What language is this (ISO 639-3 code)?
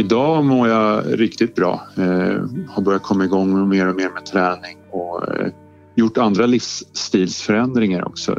swe